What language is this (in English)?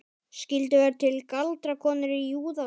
Icelandic